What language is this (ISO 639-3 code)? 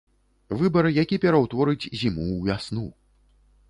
bel